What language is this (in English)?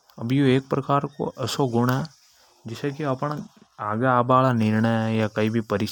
Hadothi